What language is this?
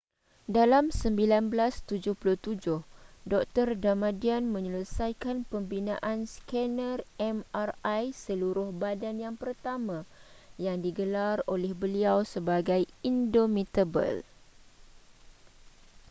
Malay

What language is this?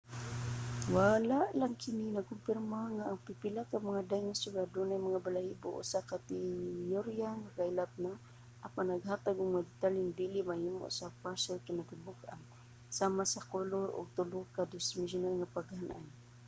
Cebuano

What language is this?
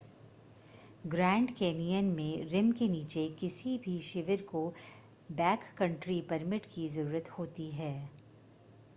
Hindi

